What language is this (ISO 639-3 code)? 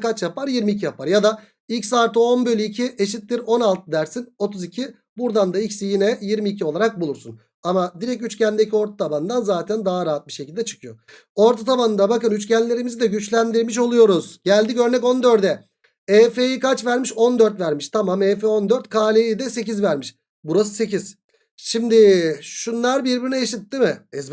tur